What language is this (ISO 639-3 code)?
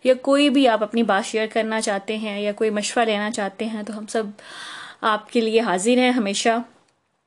urd